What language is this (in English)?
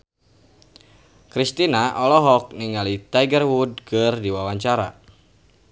Sundanese